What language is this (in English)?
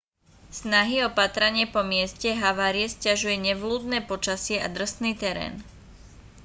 Slovak